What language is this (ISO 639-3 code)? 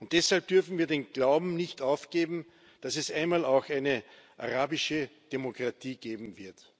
deu